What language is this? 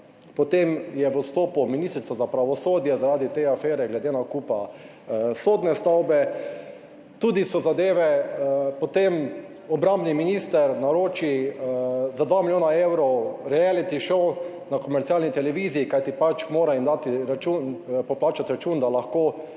Slovenian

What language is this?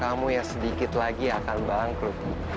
Indonesian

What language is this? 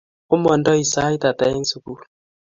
Kalenjin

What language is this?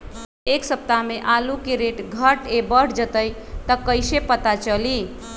Magahi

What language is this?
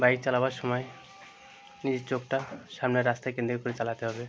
Bangla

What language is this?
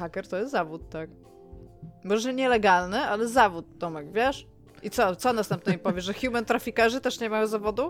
Polish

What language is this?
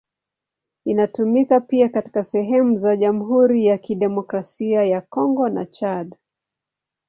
Swahili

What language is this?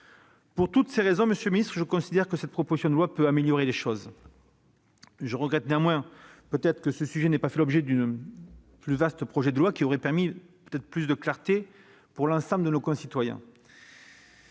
French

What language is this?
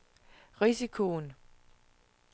Danish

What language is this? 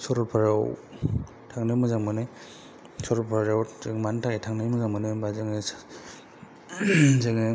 Bodo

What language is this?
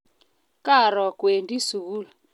Kalenjin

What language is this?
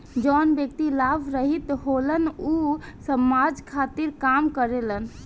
Bhojpuri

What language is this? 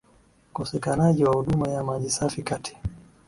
Swahili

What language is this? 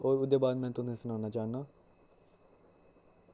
Dogri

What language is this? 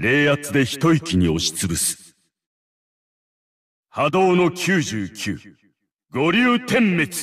Japanese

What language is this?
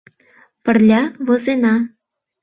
Mari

